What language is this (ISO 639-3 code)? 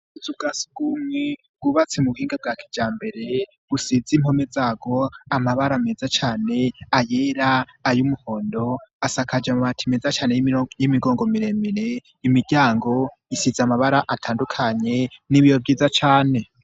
run